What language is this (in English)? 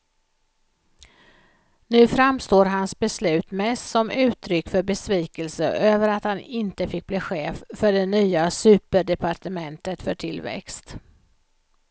Swedish